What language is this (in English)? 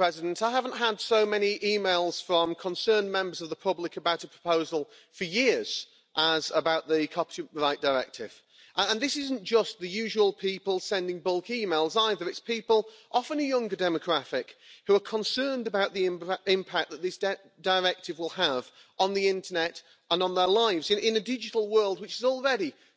English